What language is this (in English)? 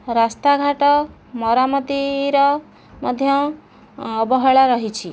Odia